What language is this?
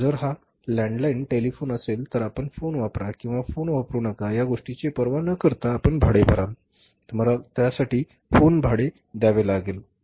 Marathi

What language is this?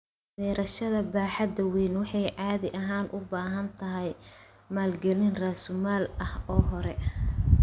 Somali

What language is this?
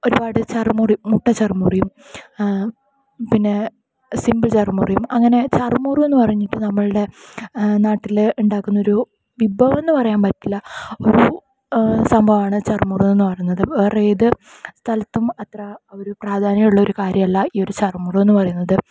Malayalam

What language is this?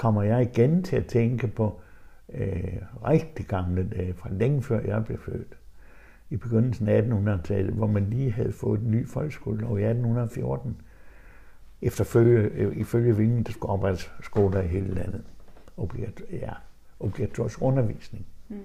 Danish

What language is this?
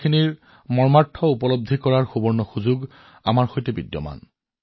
Assamese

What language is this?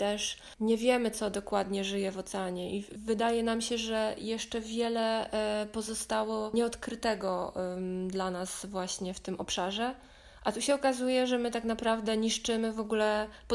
Polish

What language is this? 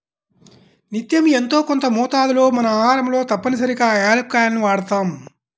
Telugu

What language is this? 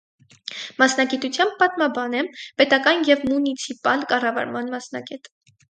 Armenian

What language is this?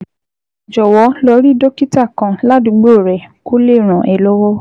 Yoruba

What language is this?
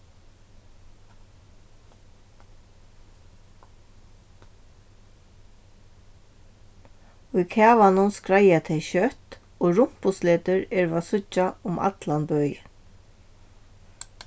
Faroese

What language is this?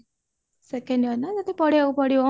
Odia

